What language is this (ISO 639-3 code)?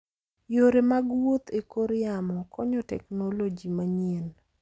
luo